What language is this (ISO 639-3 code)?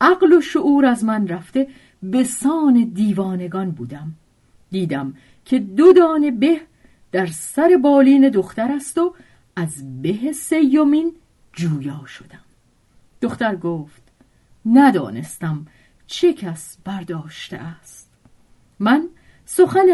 fas